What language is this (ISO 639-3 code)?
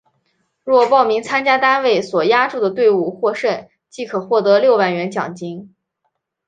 zho